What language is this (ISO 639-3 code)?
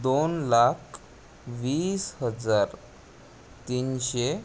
mar